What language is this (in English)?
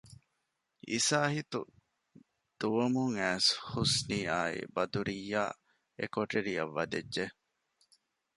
Divehi